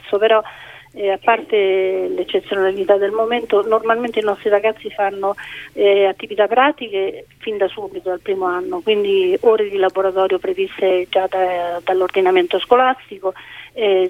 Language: Italian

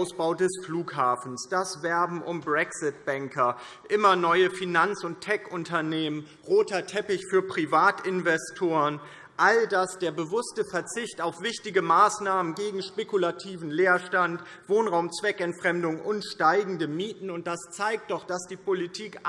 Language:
German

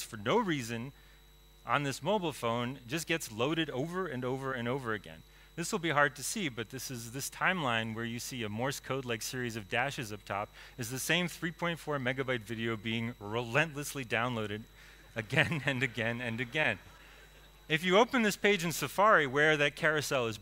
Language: English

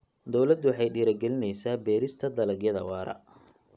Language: Somali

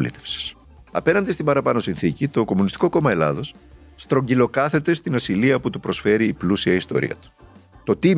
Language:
Greek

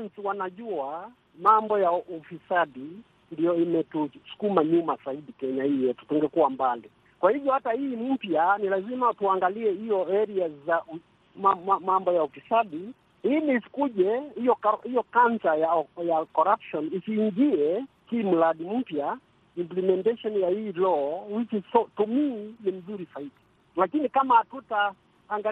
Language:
Swahili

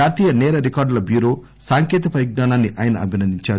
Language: Telugu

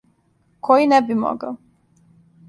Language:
Serbian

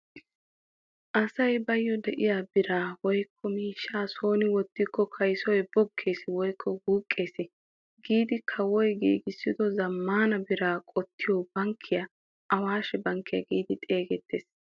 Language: Wolaytta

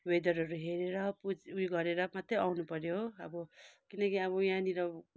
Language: Nepali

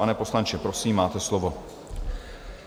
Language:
Czech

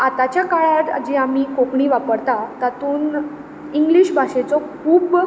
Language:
Konkani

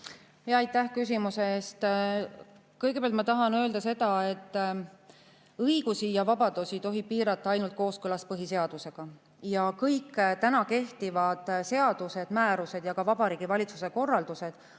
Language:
Estonian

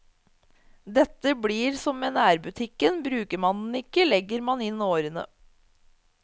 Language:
Norwegian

